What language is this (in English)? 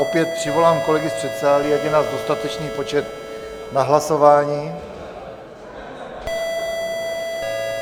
Czech